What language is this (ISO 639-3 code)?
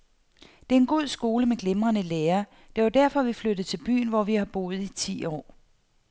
dan